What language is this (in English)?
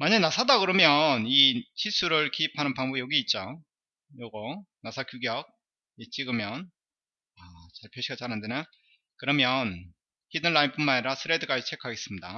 Korean